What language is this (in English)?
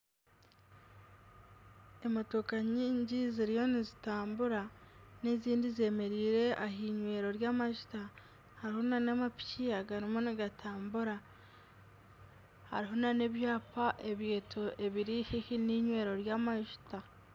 Nyankole